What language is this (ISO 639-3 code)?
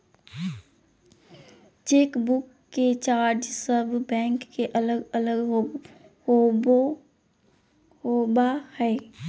mag